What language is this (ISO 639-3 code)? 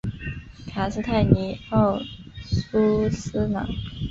zho